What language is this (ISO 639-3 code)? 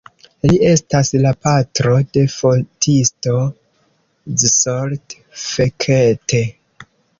epo